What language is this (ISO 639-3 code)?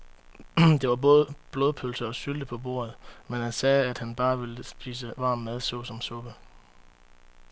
dan